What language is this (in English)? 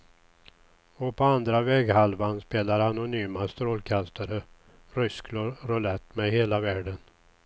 Swedish